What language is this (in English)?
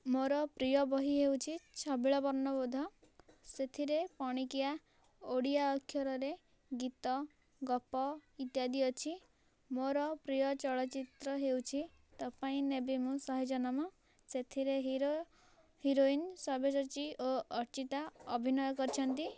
Odia